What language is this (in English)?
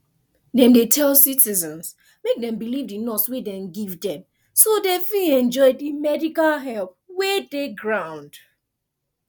Nigerian Pidgin